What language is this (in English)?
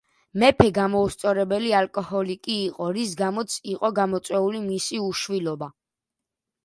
Georgian